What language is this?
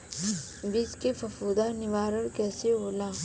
Bhojpuri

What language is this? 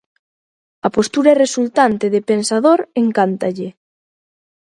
Galician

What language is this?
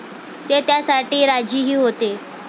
Marathi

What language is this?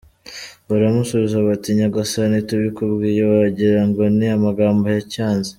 Kinyarwanda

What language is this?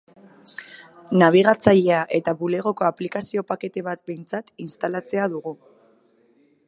Basque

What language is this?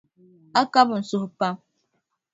Dagbani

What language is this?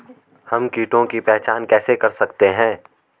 Hindi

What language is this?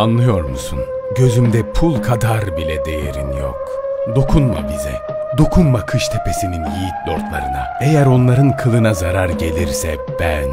Turkish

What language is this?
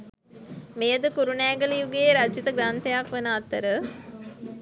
Sinhala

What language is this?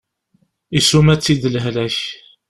Kabyle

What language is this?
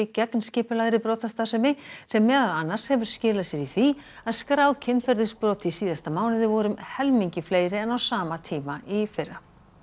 Icelandic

